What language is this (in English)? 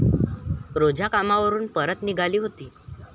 Marathi